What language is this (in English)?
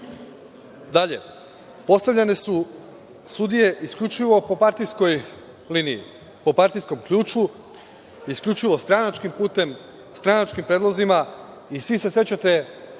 Serbian